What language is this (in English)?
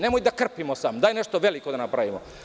Serbian